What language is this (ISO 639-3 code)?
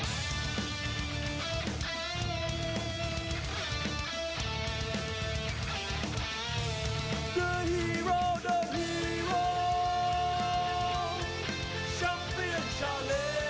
tha